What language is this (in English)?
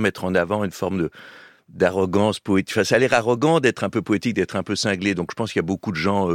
French